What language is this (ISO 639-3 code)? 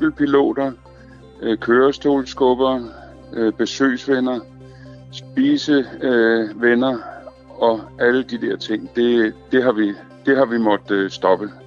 dan